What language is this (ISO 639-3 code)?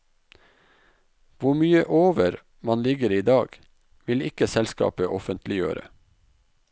nor